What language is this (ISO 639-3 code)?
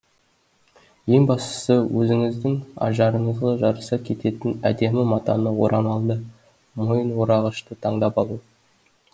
kaz